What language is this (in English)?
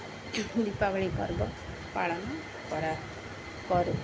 Odia